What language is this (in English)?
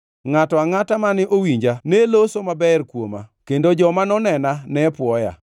Luo (Kenya and Tanzania)